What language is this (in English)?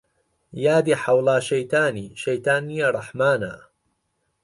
Central Kurdish